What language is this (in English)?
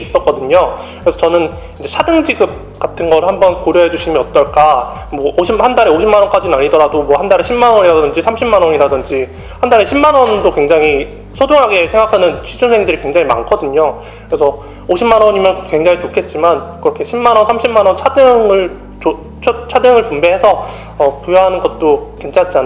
Korean